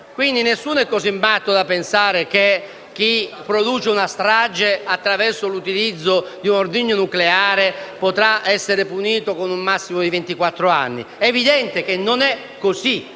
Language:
Italian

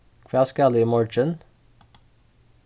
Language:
Faroese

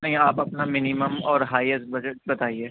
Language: Urdu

